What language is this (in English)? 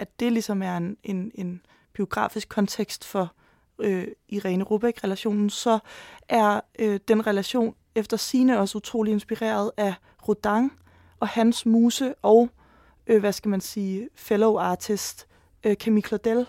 Danish